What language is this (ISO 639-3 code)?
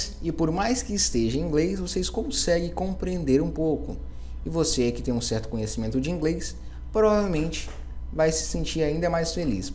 por